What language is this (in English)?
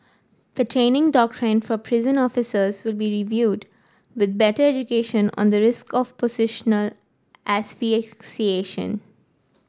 English